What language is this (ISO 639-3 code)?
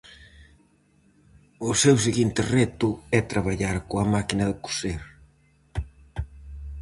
glg